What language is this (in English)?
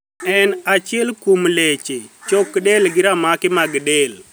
Luo (Kenya and Tanzania)